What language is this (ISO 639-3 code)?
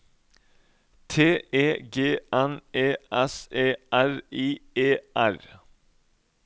nor